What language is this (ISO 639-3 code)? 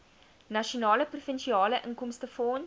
afr